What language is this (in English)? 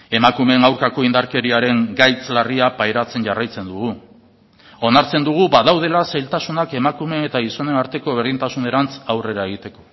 Basque